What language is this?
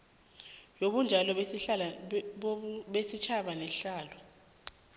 South Ndebele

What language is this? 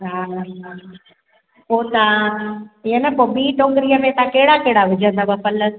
Sindhi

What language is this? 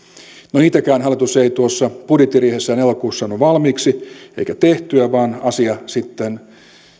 Finnish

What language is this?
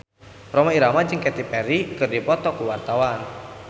Sundanese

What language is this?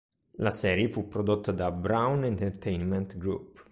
Italian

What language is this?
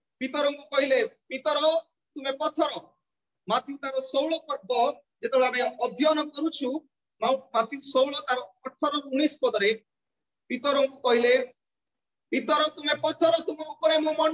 Indonesian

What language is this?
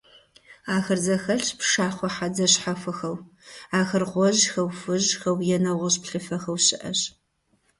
Kabardian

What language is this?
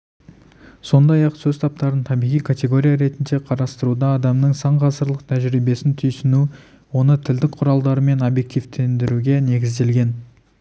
Kazakh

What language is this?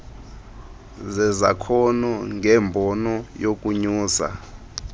Xhosa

